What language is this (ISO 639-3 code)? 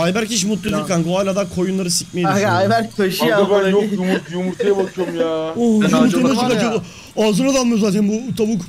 tur